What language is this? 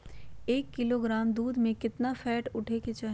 Magahi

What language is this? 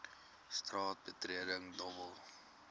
Afrikaans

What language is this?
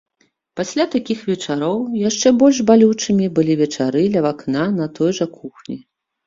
Belarusian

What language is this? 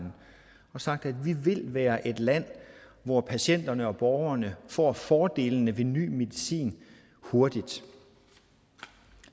Danish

